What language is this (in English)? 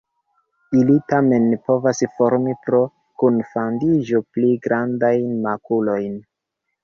Esperanto